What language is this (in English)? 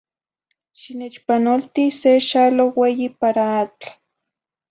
Zacatlán-Ahuacatlán-Tepetzintla Nahuatl